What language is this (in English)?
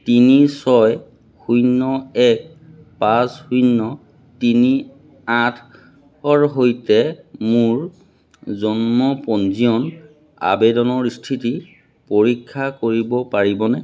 Assamese